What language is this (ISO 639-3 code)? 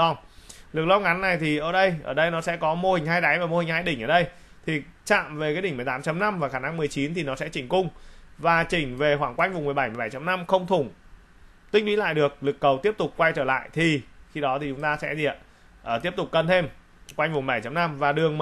vie